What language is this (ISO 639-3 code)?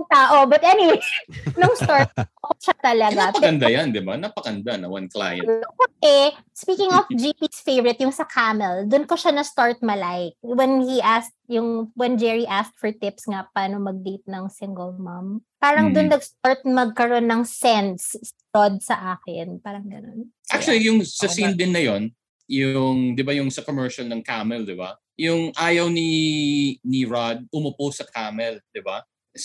fil